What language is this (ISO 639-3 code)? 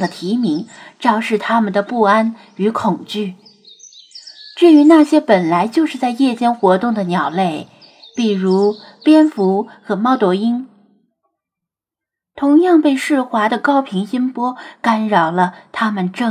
zho